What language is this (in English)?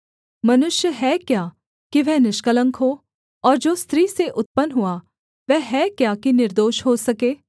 Hindi